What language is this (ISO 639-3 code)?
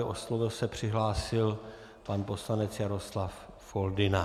ces